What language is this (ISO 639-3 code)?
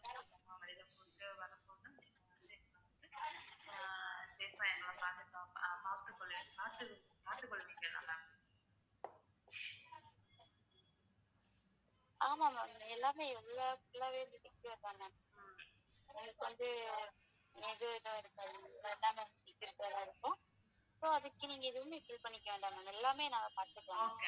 tam